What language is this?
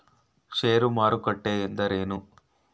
Kannada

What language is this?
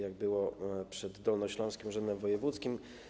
Polish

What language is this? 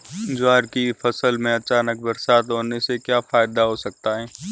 Hindi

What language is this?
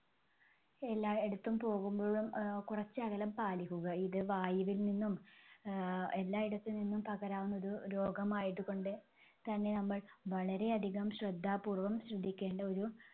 Malayalam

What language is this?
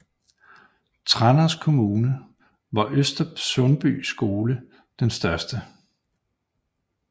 Danish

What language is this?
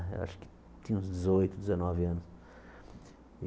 Portuguese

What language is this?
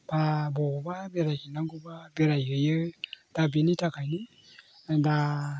Bodo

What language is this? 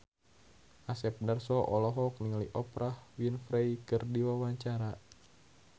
Sundanese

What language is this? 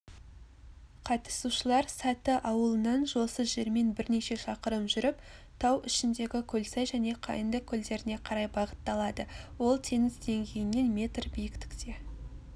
Kazakh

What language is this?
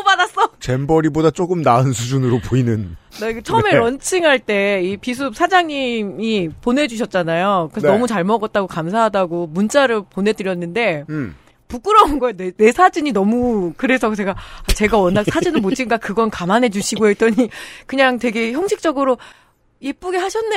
Korean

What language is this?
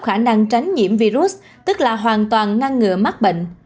Vietnamese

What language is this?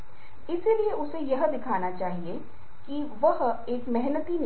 Hindi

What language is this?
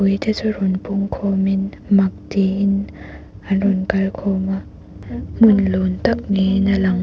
Mizo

